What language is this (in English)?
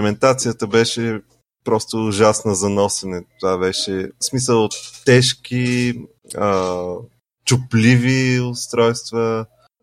Bulgarian